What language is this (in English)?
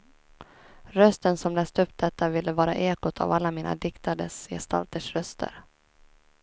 Swedish